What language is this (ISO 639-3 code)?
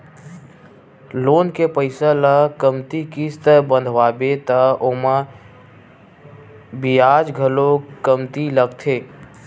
hne